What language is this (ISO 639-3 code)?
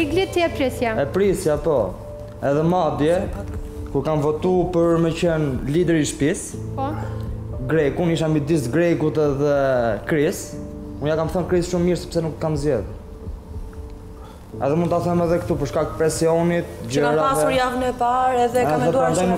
ron